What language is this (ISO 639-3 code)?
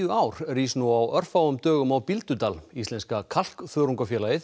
isl